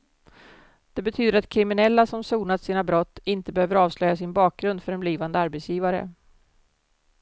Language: Swedish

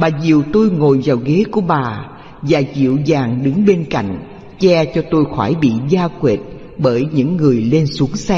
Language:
Vietnamese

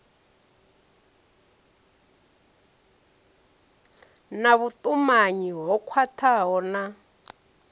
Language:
Venda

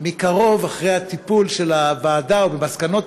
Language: Hebrew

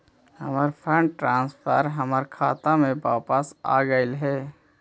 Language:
Magahi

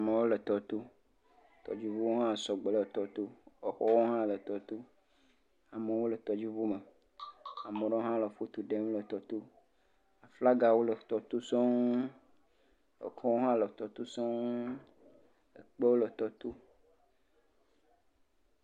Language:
Ewe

